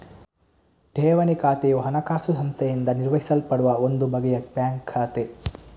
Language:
Kannada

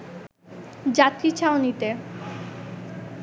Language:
Bangla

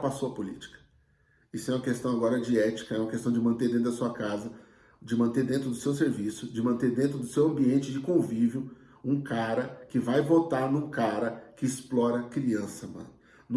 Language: Portuguese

